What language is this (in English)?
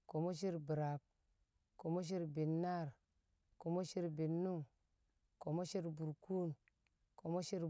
Kamo